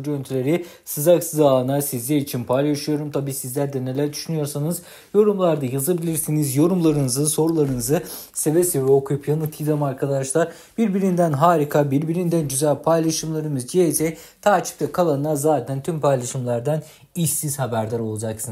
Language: Turkish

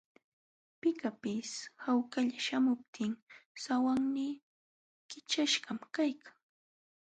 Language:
Jauja Wanca Quechua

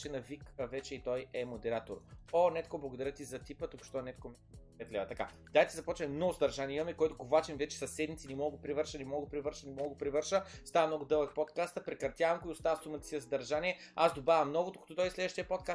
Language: Bulgarian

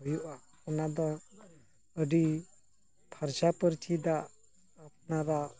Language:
Santali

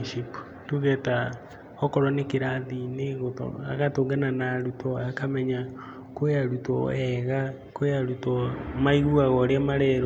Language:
Kikuyu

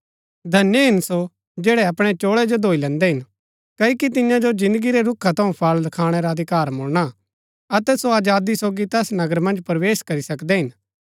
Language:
Gaddi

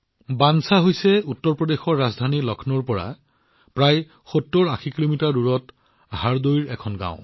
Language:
Assamese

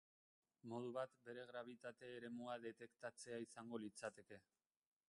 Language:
Basque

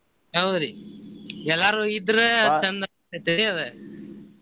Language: Kannada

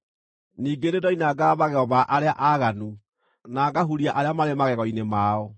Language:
Kikuyu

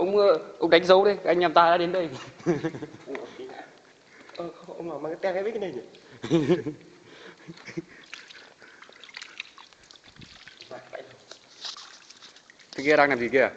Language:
Vietnamese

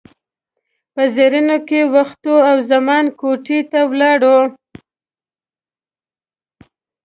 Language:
Pashto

